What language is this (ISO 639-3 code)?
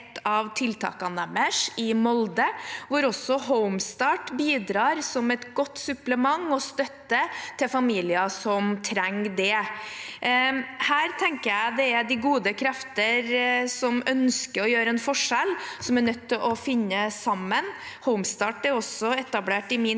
nor